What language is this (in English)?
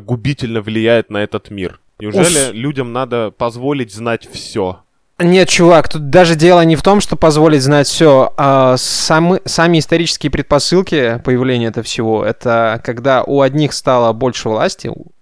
Russian